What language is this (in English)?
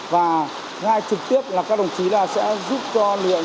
Vietnamese